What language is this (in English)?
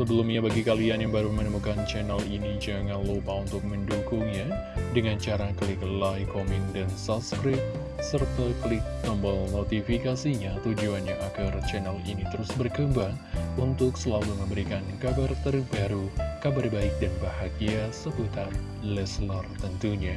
Indonesian